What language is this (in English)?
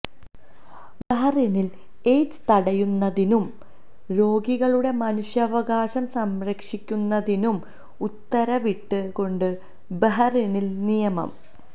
Malayalam